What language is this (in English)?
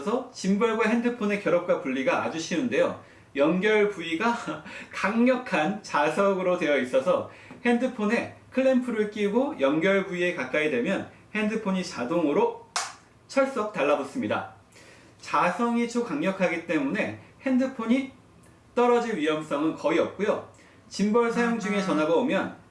Korean